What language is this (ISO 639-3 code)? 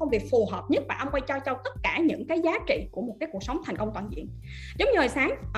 vie